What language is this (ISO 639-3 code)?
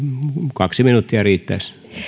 fin